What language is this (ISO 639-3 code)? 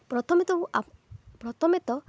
ori